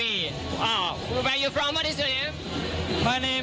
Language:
Thai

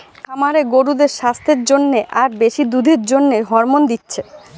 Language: Bangla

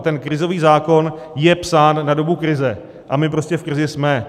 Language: Czech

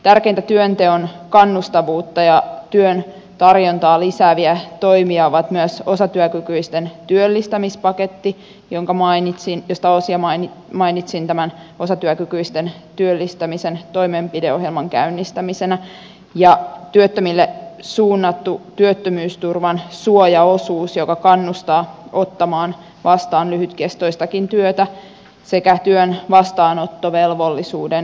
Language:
Finnish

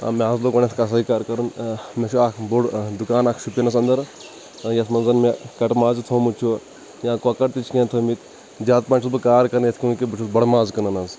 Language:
Kashmiri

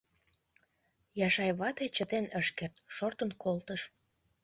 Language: Mari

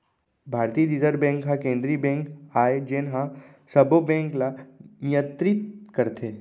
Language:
Chhattisgarhi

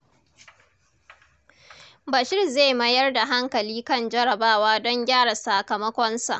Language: Hausa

